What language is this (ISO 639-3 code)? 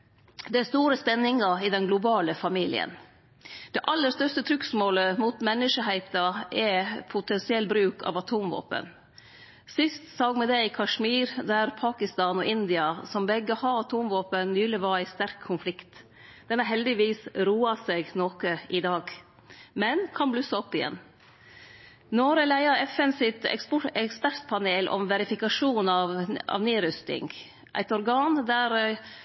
nno